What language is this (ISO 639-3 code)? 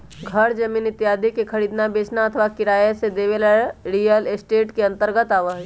mag